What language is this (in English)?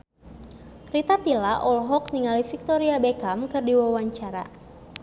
Sundanese